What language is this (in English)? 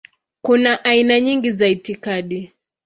Swahili